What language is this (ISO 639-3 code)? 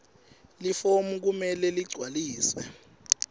ssw